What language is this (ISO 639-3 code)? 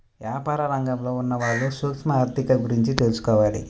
tel